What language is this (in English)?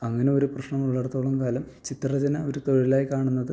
Malayalam